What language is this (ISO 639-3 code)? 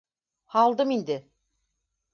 bak